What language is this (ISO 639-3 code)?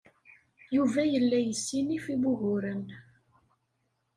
kab